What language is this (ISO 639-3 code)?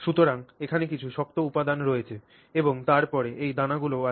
ben